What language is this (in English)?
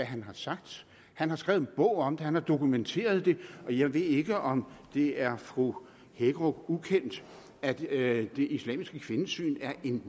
Danish